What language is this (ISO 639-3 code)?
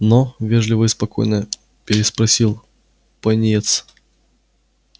rus